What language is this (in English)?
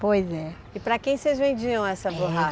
Portuguese